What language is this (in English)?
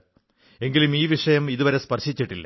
Malayalam